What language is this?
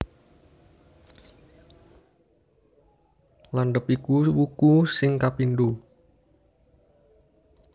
Javanese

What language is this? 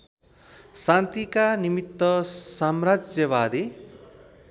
Nepali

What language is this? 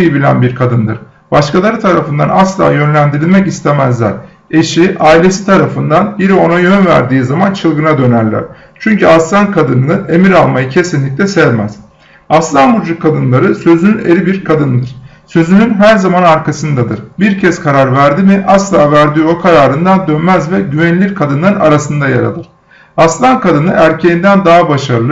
Turkish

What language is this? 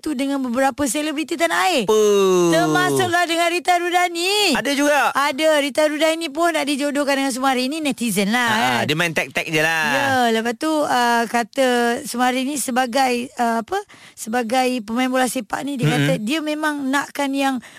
Malay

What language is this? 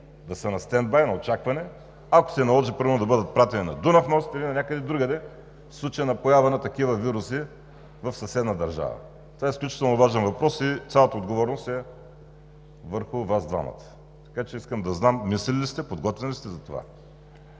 Bulgarian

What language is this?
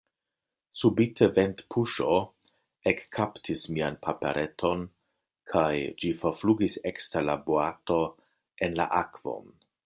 Esperanto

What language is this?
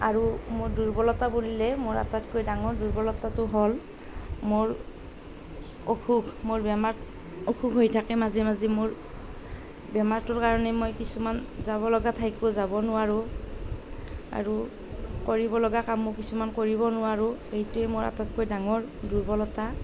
Assamese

